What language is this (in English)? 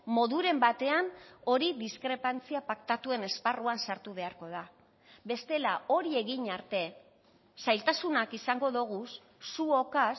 Basque